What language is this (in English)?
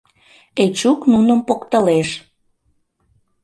Mari